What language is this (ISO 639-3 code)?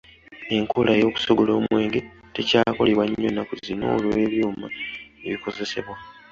lug